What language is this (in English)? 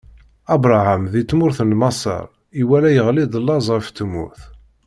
Kabyle